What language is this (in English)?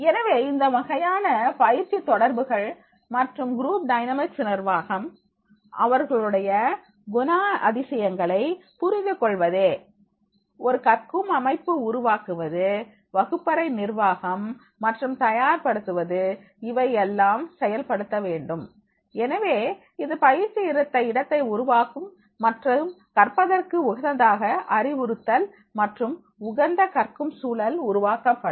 Tamil